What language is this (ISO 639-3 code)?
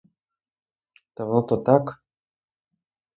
ukr